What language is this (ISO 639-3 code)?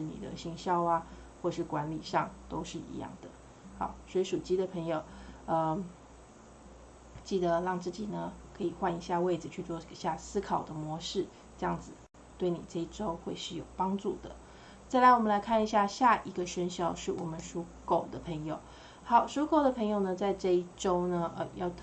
zho